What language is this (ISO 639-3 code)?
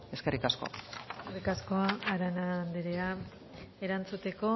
eus